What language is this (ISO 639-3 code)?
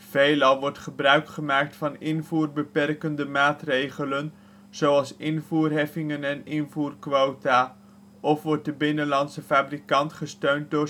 nld